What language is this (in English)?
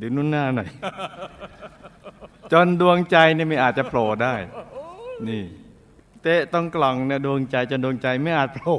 Thai